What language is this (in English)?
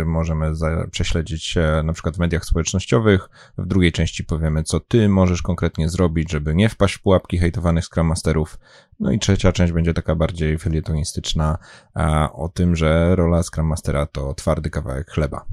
Polish